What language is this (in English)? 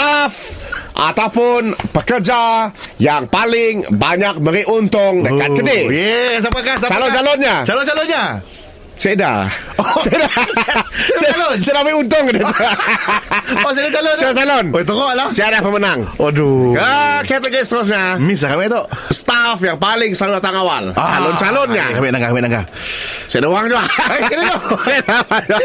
Malay